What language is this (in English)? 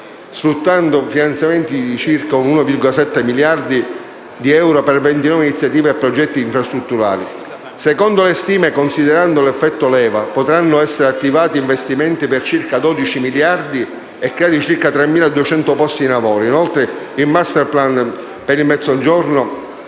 Italian